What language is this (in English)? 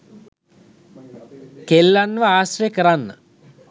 Sinhala